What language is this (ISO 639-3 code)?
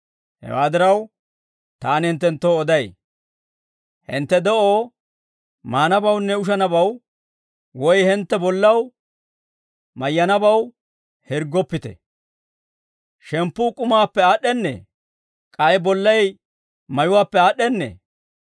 dwr